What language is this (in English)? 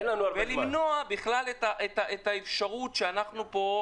Hebrew